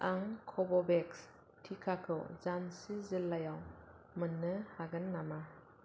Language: Bodo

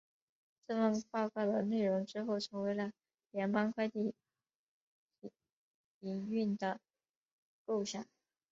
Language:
Chinese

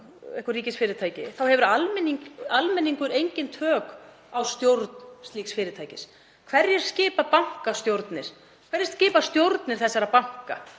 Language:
Icelandic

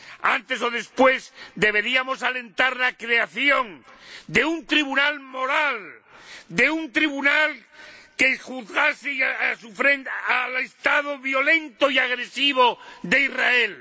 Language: Spanish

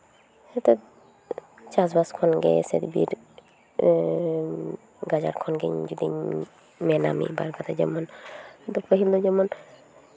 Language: Santali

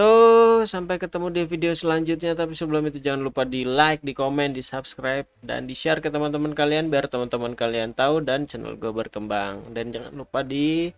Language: Indonesian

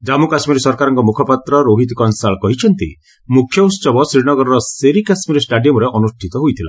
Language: Odia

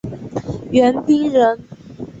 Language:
Chinese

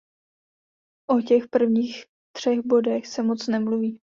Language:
Czech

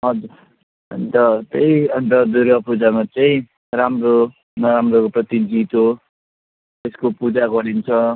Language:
Nepali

